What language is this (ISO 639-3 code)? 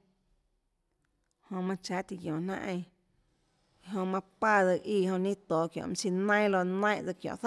ctl